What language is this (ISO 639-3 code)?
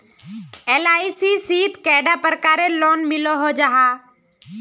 mag